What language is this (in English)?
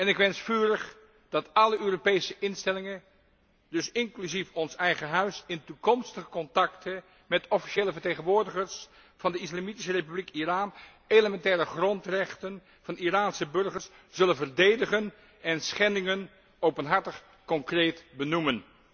Dutch